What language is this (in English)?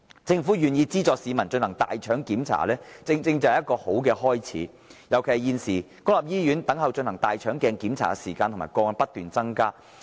Cantonese